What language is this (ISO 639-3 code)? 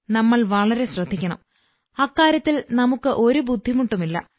mal